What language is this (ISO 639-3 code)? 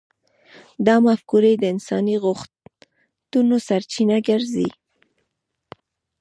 pus